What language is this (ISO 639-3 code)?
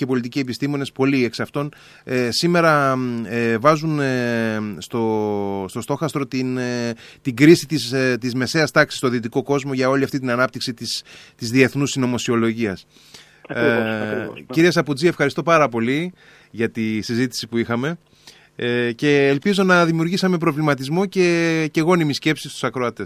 ell